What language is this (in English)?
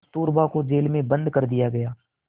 Hindi